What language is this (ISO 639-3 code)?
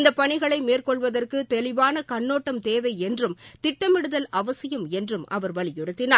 tam